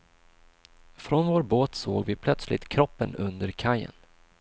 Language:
Swedish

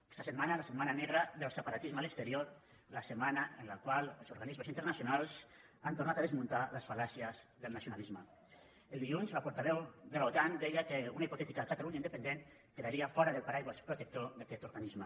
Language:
Catalan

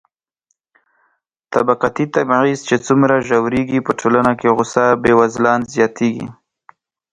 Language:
Pashto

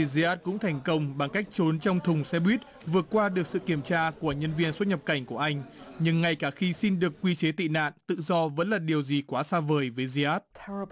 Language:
Vietnamese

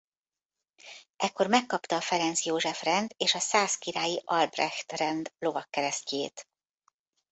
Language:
Hungarian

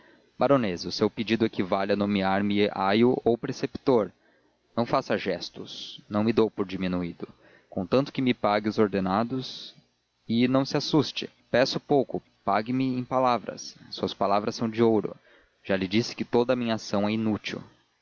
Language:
Portuguese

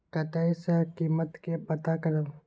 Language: Maithili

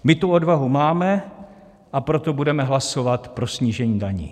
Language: Czech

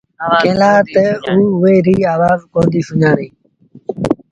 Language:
Sindhi Bhil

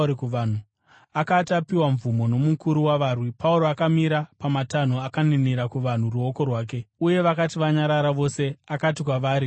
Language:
Shona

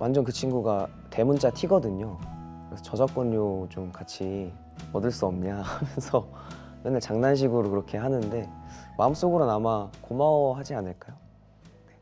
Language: Korean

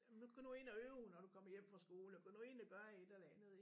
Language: Danish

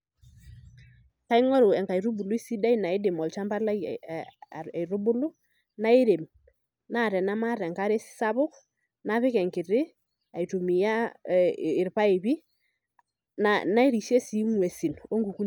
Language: Masai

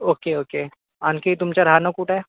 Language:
Marathi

